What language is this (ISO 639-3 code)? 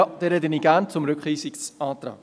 gsw